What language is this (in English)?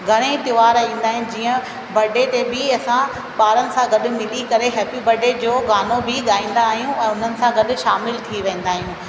Sindhi